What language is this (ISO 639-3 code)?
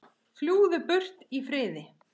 isl